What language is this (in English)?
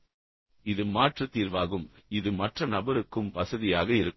Tamil